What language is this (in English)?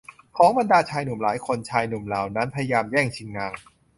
Thai